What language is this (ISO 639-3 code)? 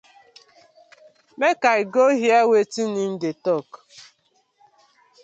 pcm